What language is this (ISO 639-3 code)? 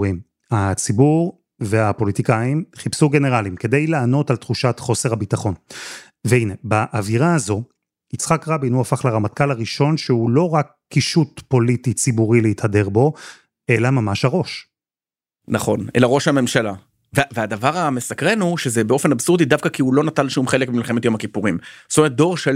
heb